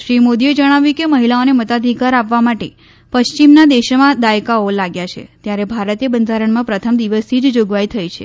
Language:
Gujarati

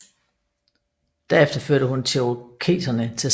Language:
Danish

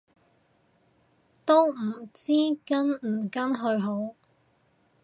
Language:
Cantonese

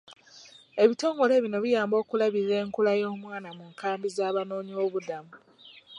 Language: Ganda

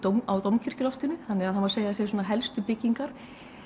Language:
Icelandic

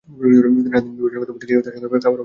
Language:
Bangla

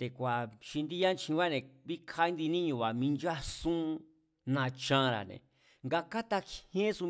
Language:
Mazatlán Mazatec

